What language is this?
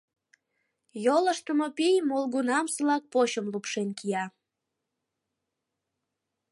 Mari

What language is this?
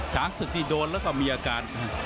Thai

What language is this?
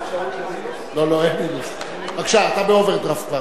Hebrew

